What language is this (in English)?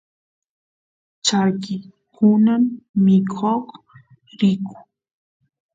Santiago del Estero Quichua